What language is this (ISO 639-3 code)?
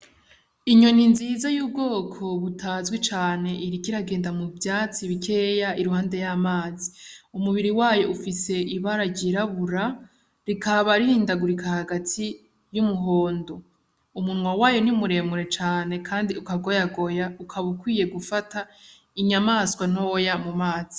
run